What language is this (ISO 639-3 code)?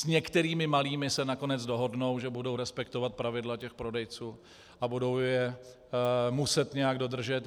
ces